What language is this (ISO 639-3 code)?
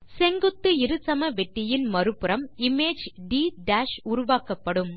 tam